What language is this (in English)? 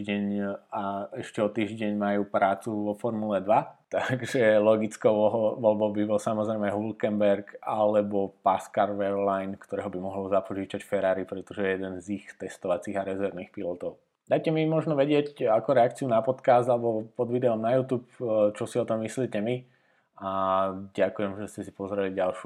Slovak